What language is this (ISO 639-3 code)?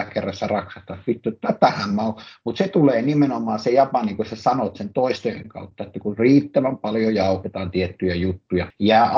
fin